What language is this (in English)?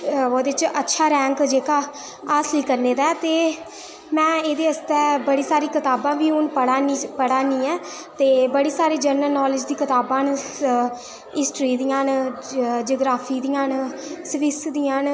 Dogri